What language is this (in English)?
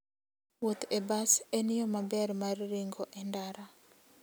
Luo (Kenya and Tanzania)